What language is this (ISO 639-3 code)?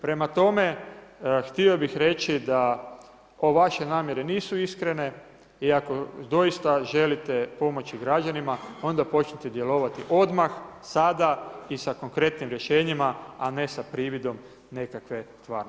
hrv